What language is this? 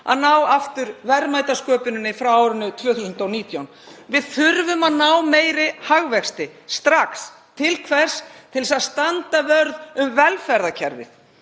Icelandic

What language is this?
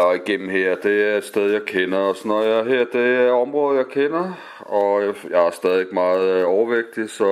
Danish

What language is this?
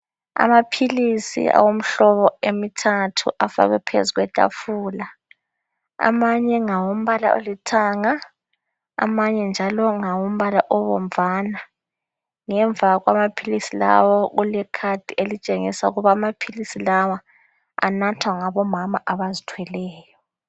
North Ndebele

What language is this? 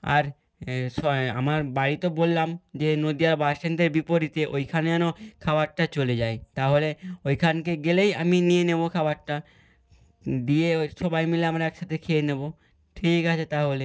Bangla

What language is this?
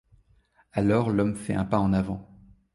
French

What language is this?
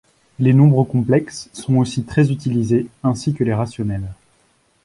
French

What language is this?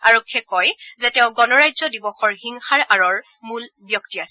Assamese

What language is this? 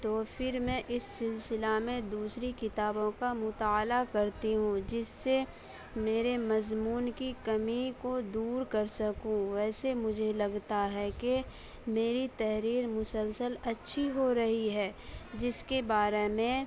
Urdu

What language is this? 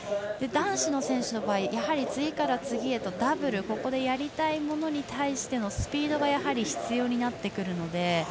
Japanese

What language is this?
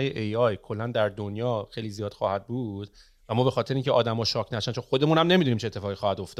Persian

